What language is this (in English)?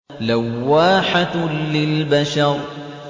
Arabic